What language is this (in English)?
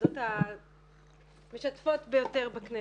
Hebrew